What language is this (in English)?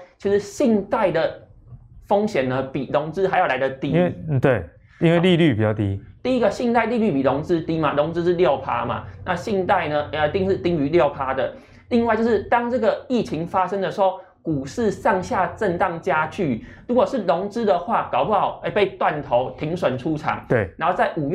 Chinese